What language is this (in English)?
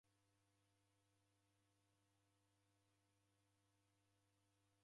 Taita